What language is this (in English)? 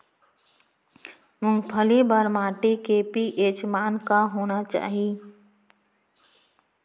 Chhattisgarhi